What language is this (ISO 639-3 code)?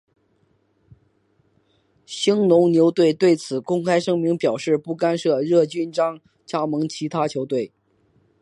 zho